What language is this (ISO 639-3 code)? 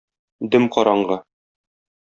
tat